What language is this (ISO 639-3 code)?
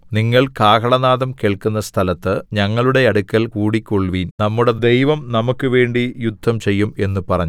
mal